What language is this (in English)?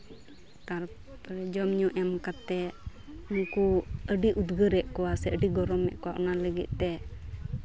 Santali